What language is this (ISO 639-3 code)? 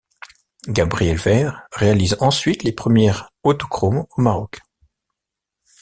fra